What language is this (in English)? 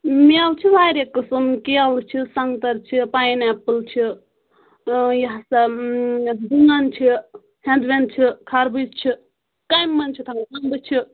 Kashmiri